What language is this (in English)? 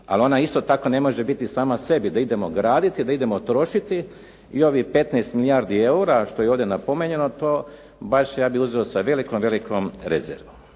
Croatian